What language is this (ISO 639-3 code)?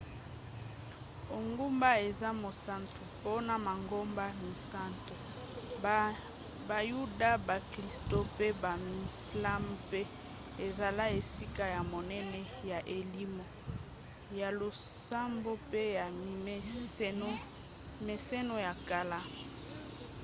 lin